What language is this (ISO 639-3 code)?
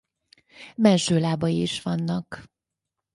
hun